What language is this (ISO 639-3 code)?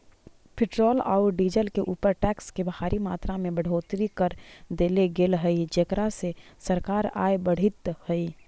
mag